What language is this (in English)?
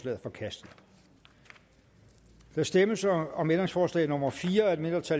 Danish